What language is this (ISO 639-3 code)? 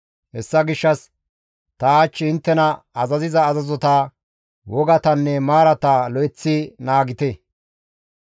gmv